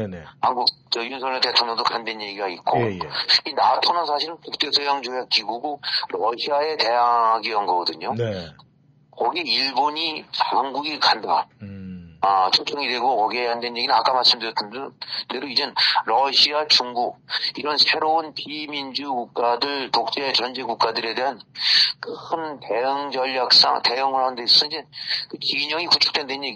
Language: Korean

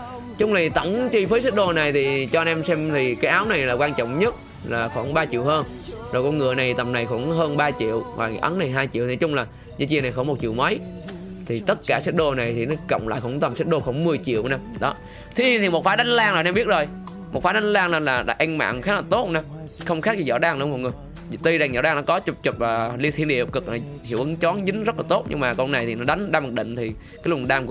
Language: Vietnamese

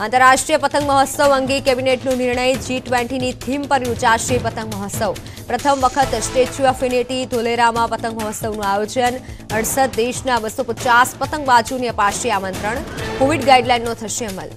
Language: Hindi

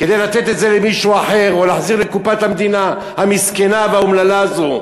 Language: Hebrew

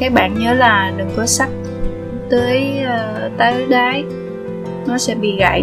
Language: Vietnamese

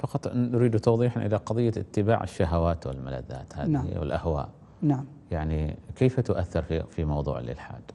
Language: Arabic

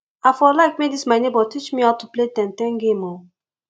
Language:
Nigerian Pidgin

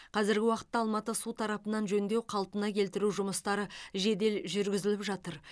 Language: Kazakh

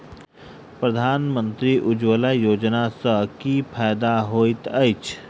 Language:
Maithili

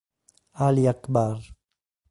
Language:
Italian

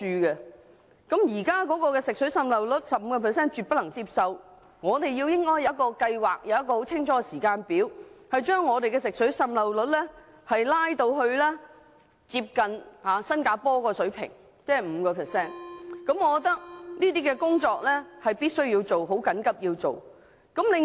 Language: Cantonese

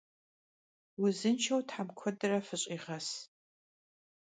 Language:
Kabardian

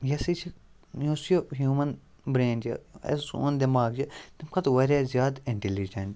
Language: Kashmiri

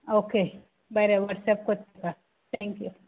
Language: Konkani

